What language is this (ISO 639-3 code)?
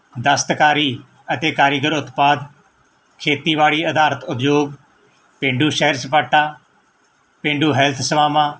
pan